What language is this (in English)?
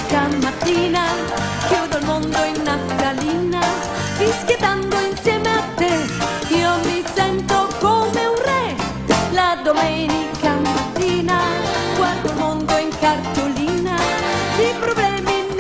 Italian